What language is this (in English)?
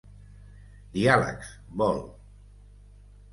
Catalan